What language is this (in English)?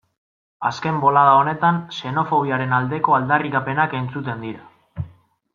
Basque